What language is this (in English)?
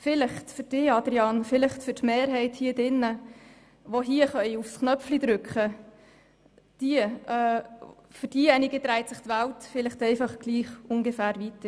Swiss German